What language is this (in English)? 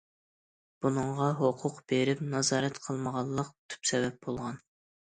Uyghur